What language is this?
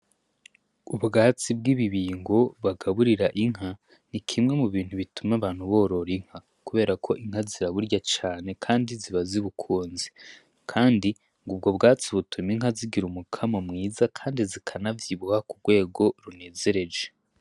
Rundi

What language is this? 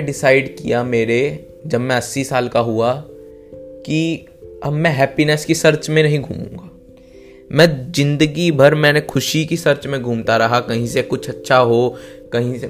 Hindi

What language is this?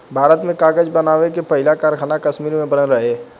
Bhojpuri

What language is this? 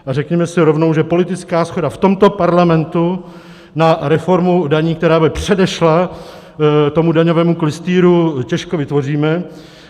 Czech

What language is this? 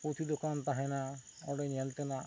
Santali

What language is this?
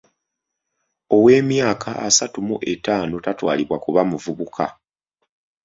Ganda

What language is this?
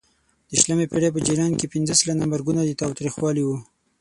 Pashto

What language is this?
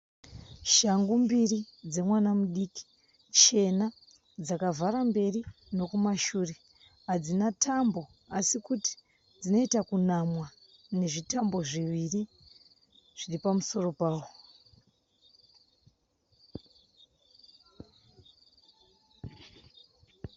Shona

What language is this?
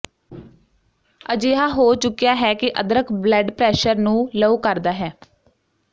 Punjabi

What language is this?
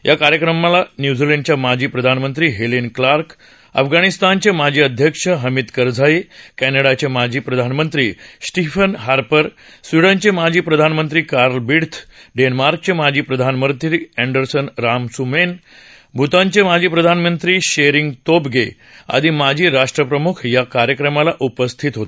Marathi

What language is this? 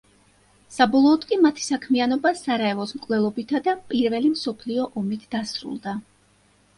Georgian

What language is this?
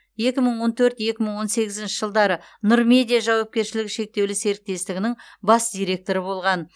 Kazakh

